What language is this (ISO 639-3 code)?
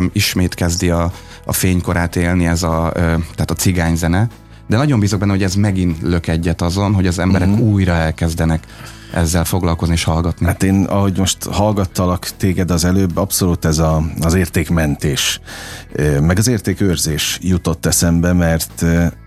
hun